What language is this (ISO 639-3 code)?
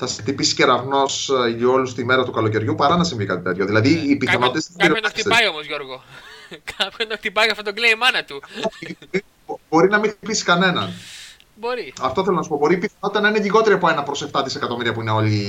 ell